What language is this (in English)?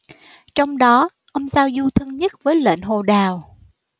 Vietnamese